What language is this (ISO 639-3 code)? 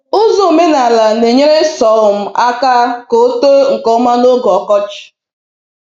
ibo